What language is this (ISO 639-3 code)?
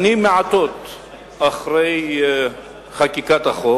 heb